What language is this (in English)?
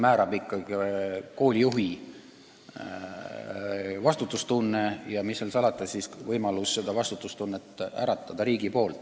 Estonian